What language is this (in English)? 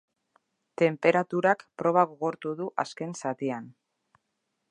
Basque